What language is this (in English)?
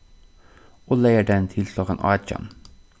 Faroese